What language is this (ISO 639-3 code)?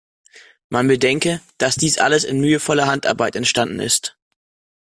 deu